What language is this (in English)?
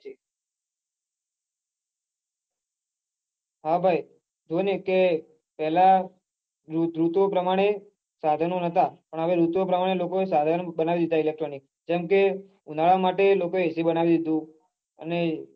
Gujarati